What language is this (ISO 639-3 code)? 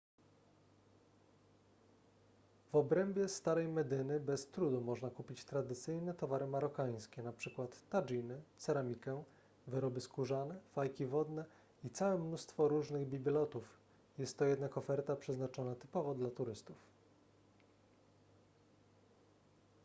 pol